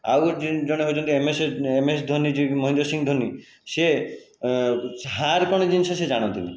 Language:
Odia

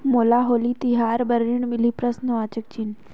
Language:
Chhattisgarhi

